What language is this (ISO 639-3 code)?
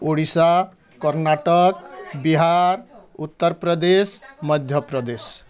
ori